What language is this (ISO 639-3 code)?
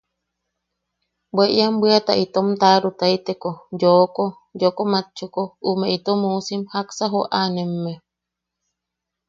yaq